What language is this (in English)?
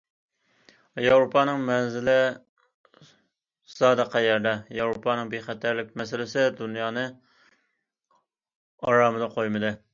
Uyghur